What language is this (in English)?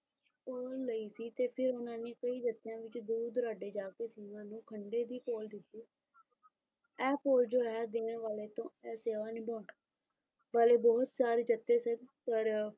Punjabi